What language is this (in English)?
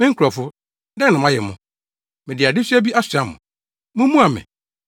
Akan